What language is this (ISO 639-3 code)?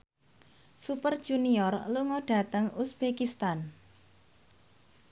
jav